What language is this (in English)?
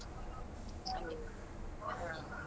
Kannada